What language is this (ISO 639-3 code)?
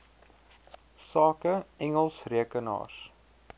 afr